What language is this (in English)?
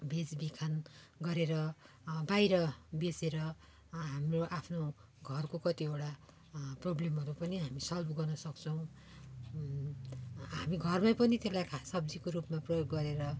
Nepali